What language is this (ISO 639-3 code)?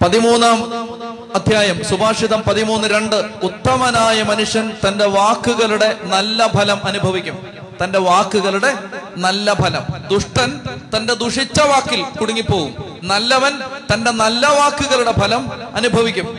mal